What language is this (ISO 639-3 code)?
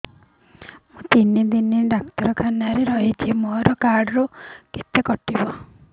ori